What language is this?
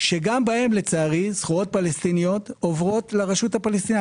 Hebrew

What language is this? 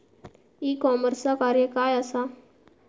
Marathi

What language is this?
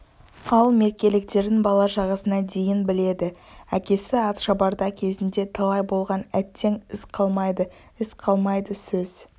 Kazakh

